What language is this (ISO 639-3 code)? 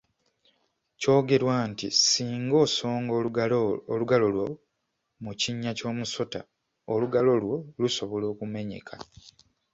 lug